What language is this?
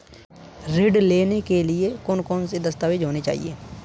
Hindi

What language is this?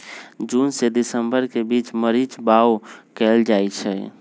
Magahi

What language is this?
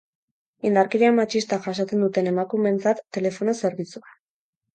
Basque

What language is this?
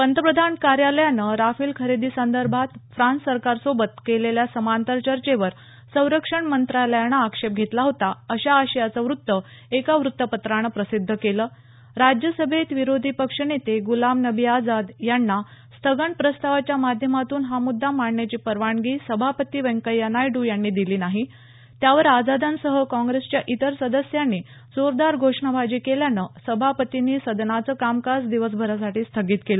Marathi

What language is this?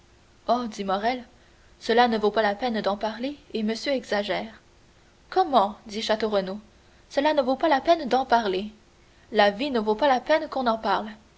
French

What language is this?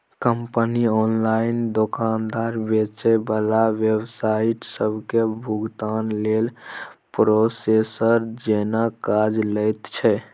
Maithili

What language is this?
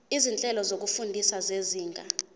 Zulu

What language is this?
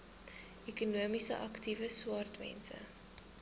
Afrikaans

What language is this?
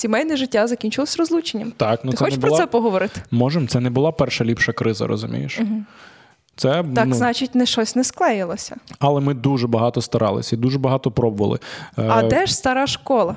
Ukrainian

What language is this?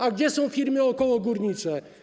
Polish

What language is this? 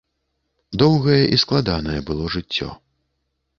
Belarusian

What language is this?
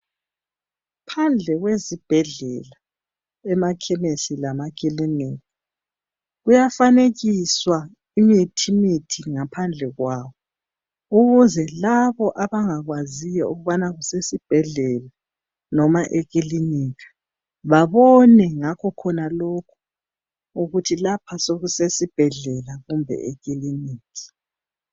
North Ndebele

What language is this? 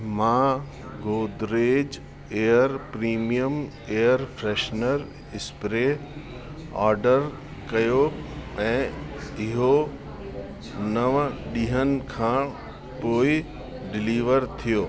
Sindhi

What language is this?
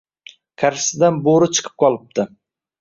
Uzbek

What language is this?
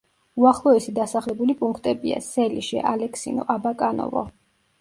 Georgian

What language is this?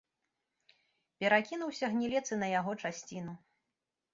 Belarusian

